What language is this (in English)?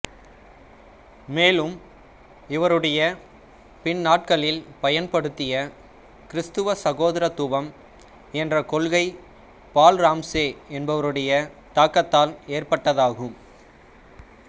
Tamil